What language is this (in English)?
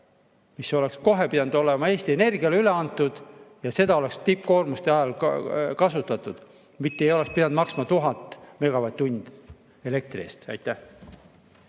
Estonian